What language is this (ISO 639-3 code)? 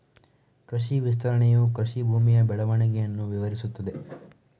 kan